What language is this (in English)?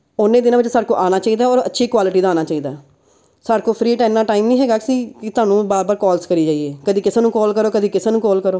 Punjabi